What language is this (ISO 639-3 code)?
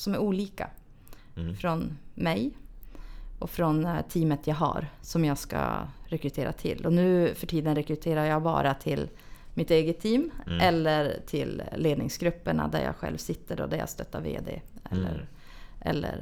swe